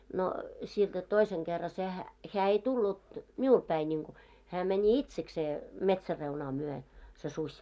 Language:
Finnish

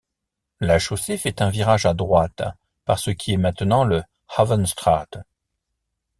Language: French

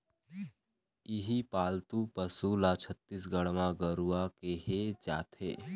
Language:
Chhattisgarhi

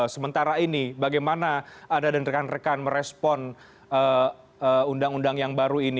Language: Indonesian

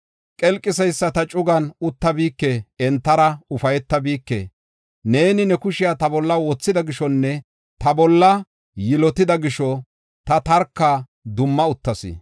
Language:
Gofa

